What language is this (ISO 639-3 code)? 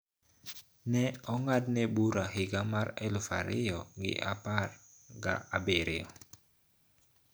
luo